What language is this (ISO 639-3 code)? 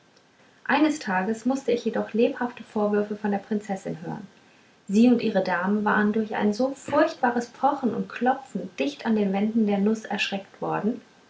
deu